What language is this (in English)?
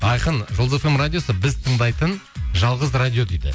Kazakh